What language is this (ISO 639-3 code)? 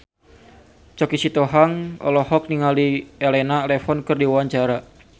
sun